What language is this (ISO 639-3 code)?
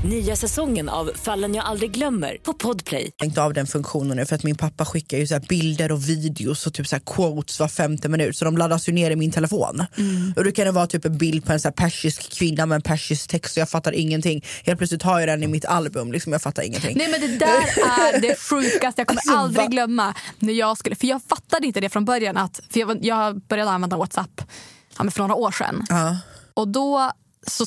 swe